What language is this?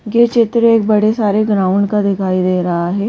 Hindi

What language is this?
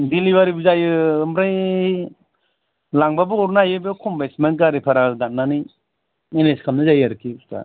Bodo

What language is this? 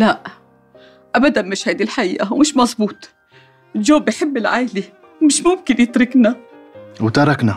Arabic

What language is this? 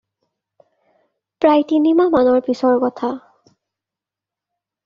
Assamese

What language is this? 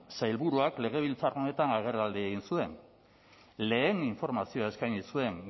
Basque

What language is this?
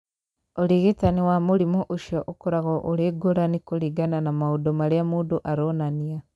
Kikuyu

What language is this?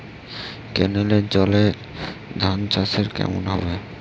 Bangla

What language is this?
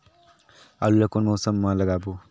Chhattisgarhi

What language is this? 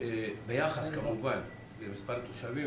Hebrew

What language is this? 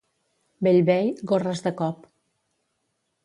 Catalan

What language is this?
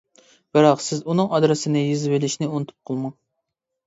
Uyghur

